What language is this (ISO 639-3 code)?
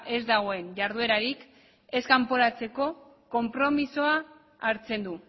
eus